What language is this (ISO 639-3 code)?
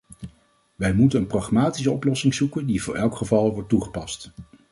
nld